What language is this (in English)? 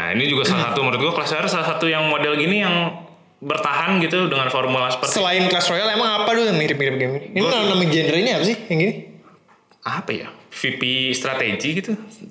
Indonesian